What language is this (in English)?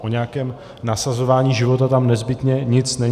Czech